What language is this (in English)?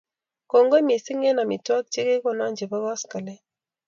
Kalenjin